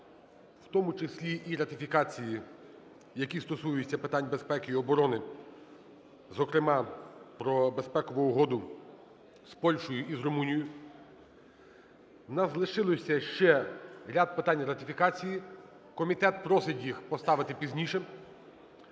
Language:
Ukrainian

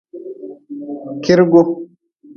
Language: Nawdm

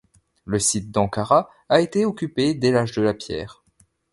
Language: French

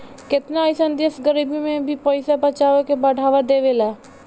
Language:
Bhojpuri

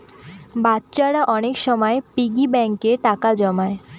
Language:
Bangla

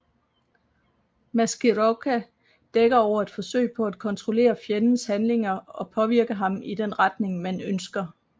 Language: Danish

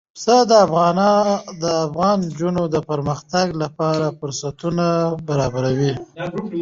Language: Pashto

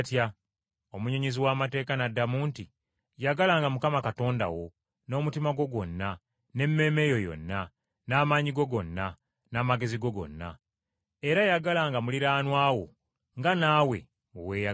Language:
Ganda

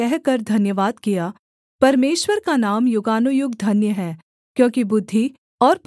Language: Hindi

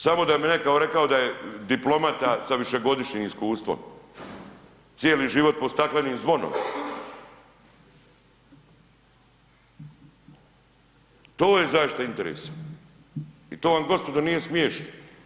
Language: Croatian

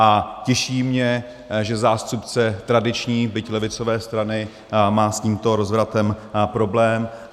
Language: Czech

